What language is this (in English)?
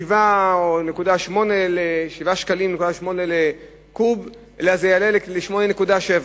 Hebrew